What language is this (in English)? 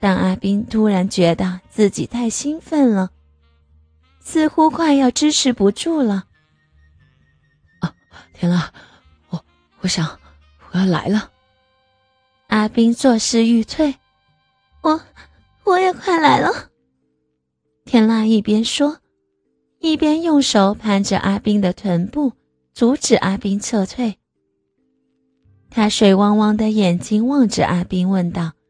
Chinese